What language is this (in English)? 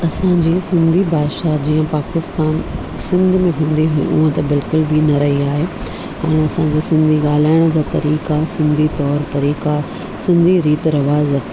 Sindhi